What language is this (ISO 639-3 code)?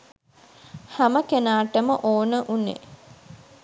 sin